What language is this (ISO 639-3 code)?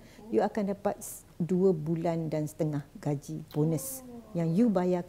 msa